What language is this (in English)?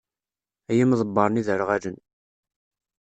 Kabyle